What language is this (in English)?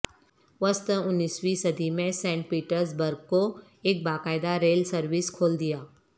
Urdu